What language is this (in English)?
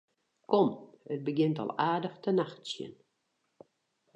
Western Frisian